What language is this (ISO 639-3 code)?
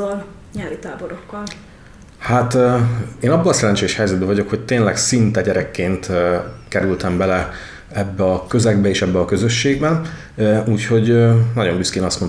hun